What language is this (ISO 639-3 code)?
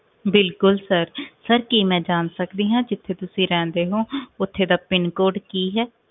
pan